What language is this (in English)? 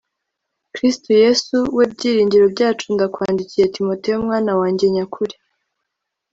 Kinyarwanda